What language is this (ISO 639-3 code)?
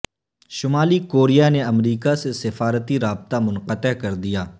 urd